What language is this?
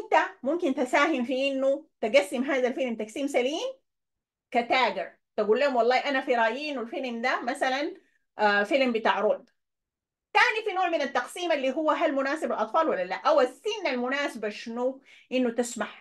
Arabic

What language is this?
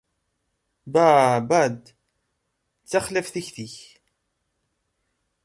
Kabyle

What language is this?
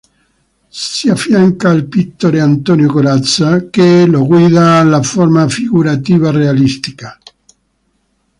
Italian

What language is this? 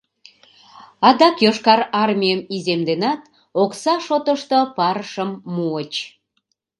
Mari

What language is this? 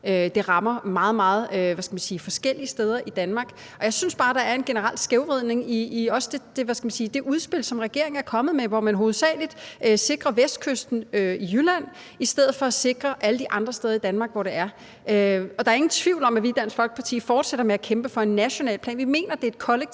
Danish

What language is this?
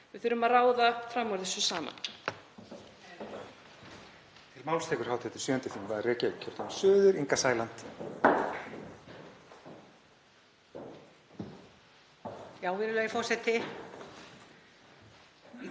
Icelandic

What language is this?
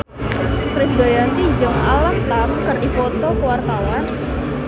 Sundanese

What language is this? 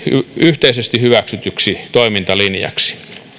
Finnish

